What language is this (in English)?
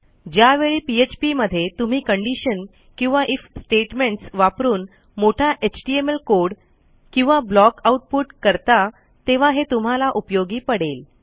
Marathi